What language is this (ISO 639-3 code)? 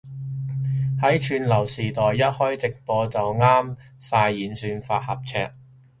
yue